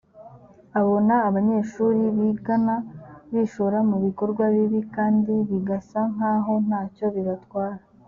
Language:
Kinyarwanda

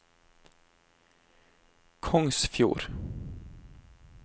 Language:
Norwegian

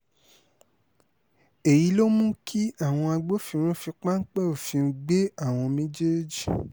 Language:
Yoruba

